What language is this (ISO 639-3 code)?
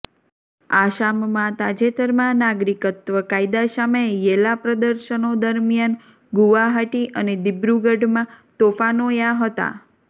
guj